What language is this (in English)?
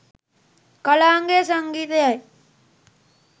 Sinhala